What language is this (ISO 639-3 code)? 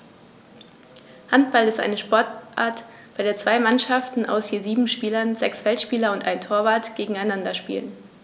deu